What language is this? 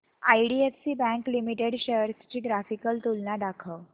Marathi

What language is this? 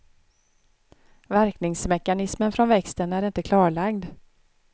Swedish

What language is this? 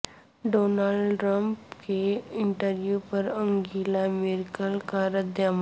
Urdu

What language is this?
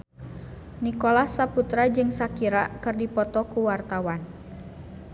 Sundanese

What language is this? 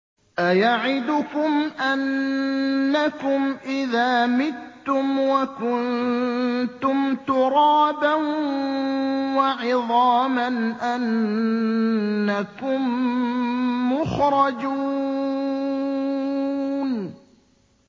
Arabic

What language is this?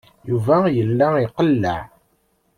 Kabyle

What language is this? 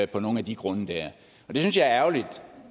Danish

